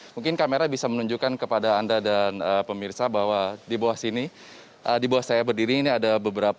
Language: Indonesian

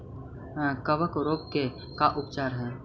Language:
Magahi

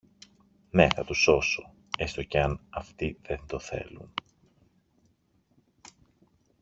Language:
Greek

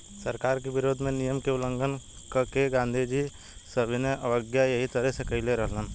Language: Bhojpuri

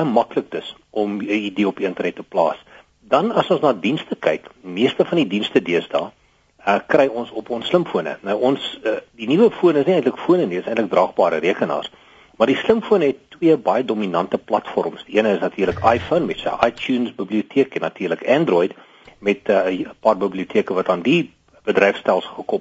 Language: Malay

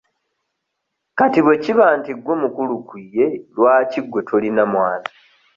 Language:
Ganda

